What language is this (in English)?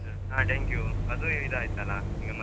Kannada